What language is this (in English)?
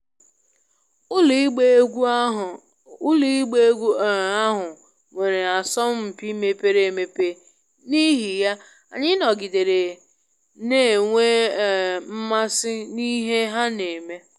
Igbo